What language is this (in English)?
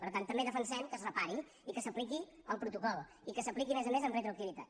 Catalan